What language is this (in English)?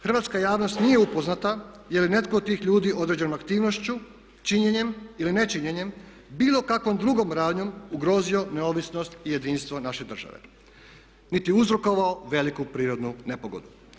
Croatian